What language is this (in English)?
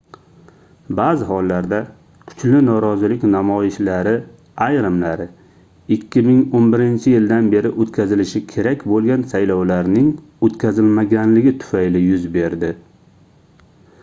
Uzbek